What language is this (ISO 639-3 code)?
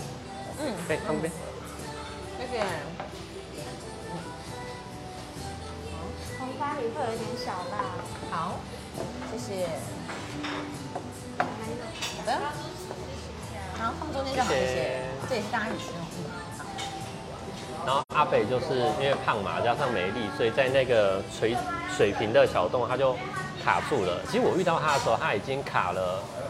zho